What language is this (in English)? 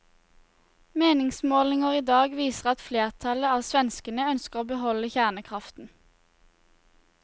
Norwegian